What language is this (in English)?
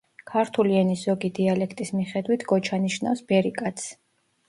Georgian